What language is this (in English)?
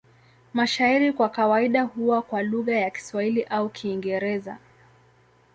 Swahili